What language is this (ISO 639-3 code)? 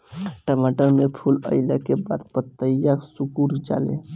bho